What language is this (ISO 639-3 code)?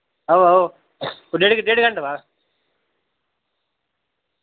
doi